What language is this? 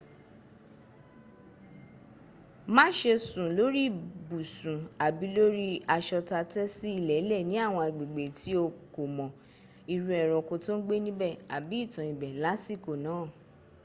Yoruba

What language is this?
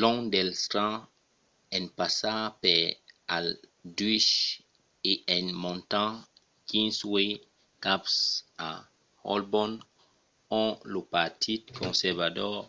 Occitan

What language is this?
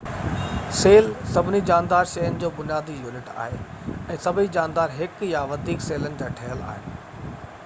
Sindhi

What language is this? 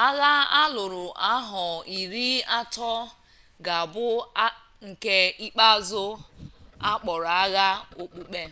Igbo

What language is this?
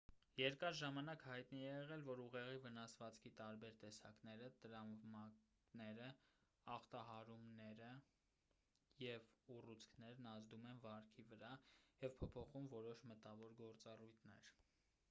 Armenian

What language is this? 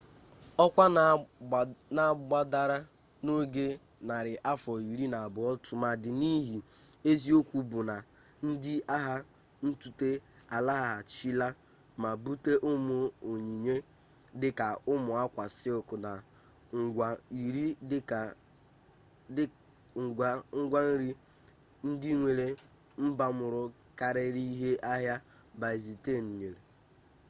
Igbo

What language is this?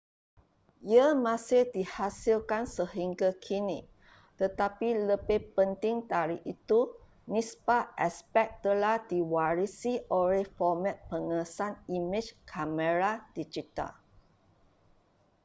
Malay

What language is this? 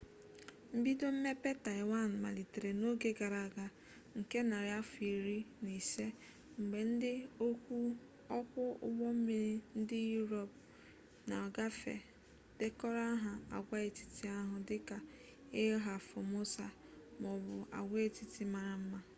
Igbo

